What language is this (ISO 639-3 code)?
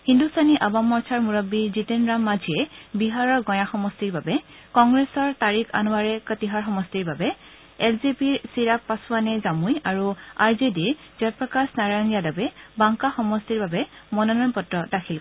asm